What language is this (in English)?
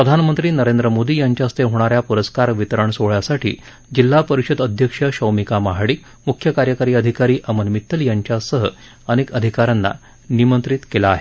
Marathi